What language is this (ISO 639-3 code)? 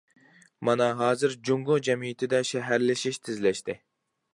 uig